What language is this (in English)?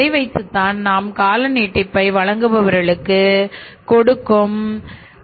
Tamil